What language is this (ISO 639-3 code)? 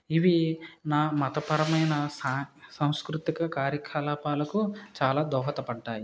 tel